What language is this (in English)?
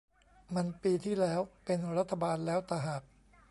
Thai